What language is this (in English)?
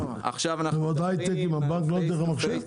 Hebrew